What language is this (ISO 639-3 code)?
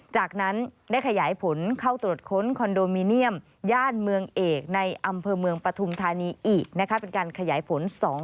tha